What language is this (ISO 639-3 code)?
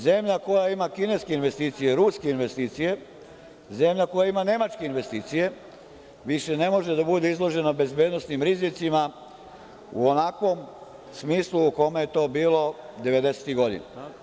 srp